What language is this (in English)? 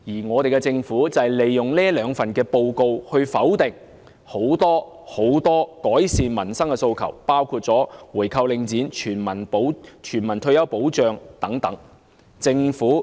Cantonese